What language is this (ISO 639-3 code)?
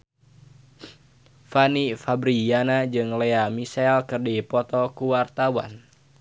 sun